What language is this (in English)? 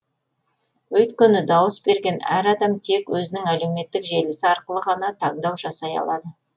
Kazakh